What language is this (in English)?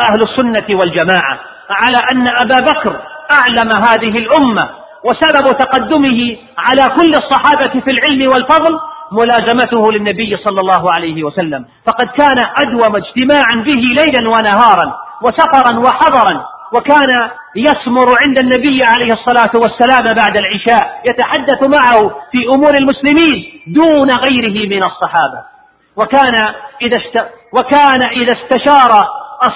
Arabic